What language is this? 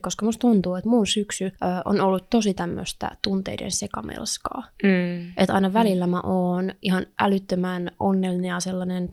Finnish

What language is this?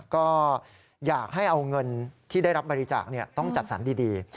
Thai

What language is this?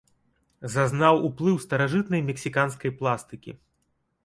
Belarusian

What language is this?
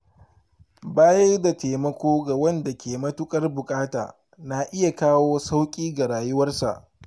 Hausa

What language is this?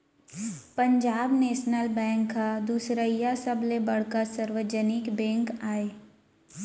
Chhattisgarhi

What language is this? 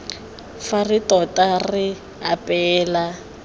Tswana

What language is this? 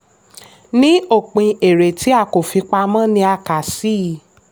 Yoruba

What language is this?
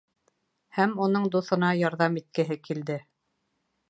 Bashkir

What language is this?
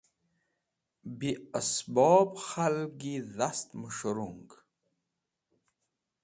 Wakhi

